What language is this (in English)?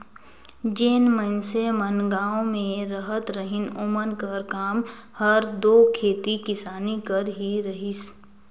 Chhattisgarhi